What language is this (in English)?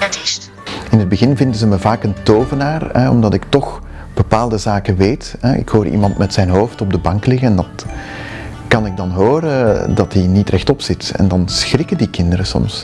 Dutch